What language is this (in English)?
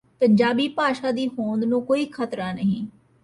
Punjabi